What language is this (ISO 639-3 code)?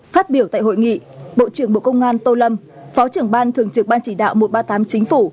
vie